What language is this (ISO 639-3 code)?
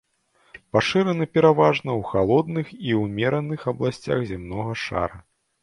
bel